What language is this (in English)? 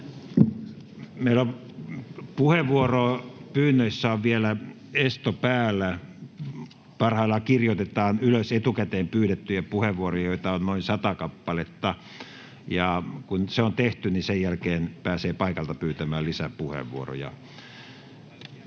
Finnish